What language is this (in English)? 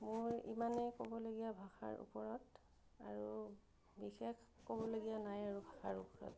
Assamese